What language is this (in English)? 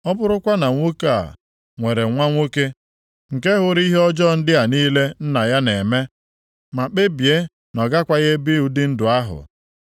Igbo